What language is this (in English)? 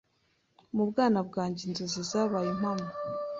Kinyarwanda